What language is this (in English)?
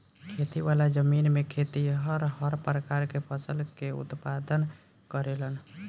Bhojpuri